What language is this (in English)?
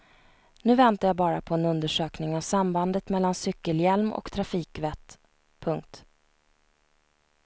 Swedish